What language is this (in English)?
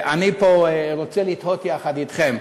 Hebrew